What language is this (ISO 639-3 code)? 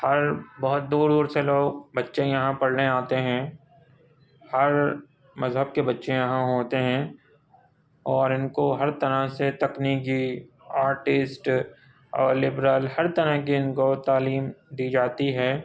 urd